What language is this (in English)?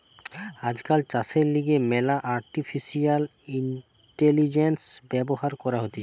Bangla